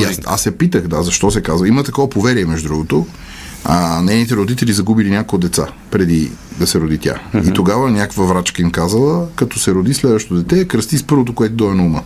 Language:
Bulgarian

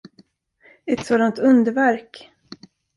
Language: Swedish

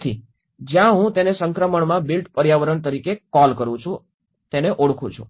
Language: Gujarati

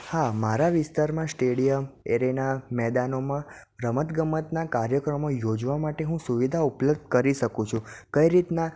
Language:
Gujarati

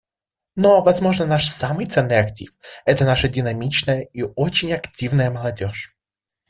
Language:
Russian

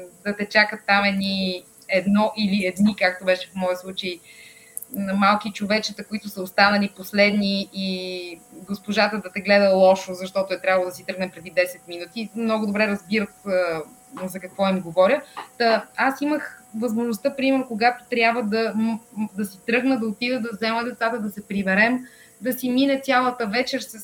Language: Bulgarian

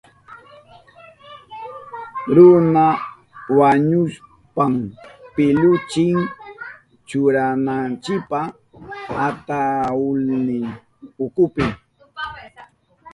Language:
Southern Pastaza Quechua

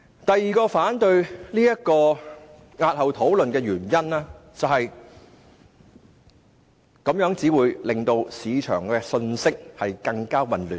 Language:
Cantonese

